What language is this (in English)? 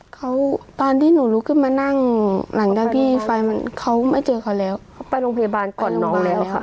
Thai